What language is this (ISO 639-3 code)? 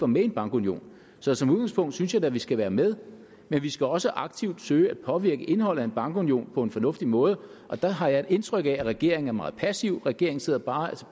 dan